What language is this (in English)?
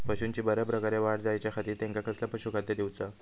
Marathi